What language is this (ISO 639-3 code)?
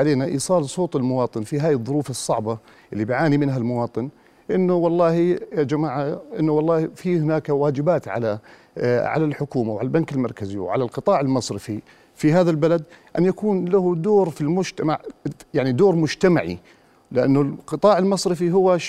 ara